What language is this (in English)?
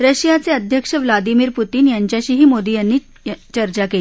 Marathi